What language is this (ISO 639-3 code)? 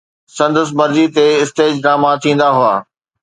snd